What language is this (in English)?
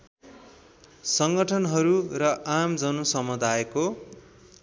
Nepali